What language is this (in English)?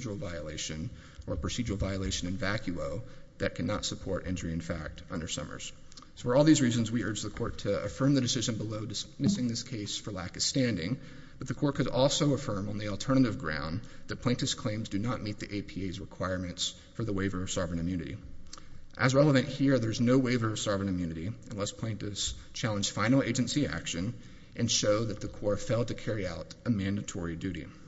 English